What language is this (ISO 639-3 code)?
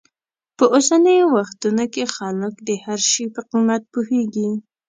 pus